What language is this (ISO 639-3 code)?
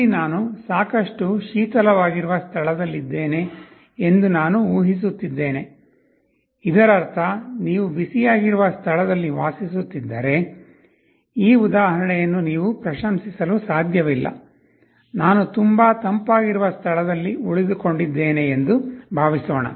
kan